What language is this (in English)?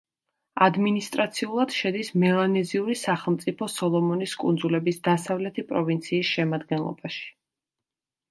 Georgian